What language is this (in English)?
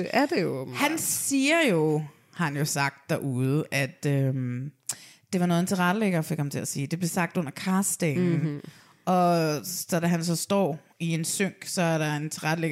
Danish